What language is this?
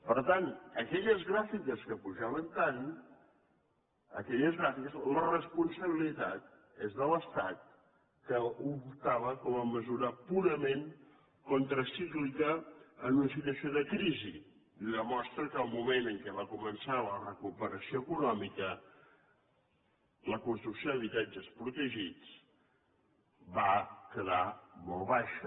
Catalan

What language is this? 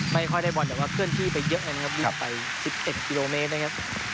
Thai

